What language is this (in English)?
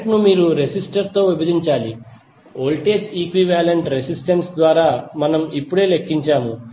Telugu